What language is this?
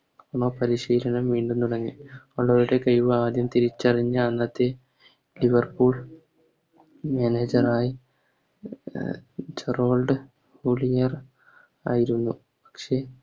Malayalam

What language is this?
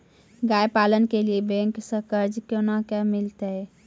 Maithili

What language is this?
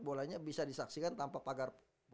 Indonesian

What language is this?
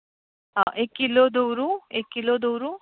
Konkani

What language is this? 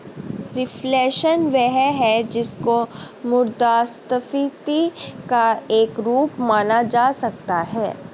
Hindi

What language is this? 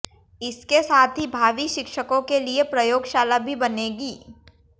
Hindi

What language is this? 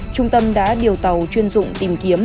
Vietnamese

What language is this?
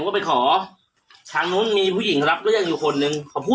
Thai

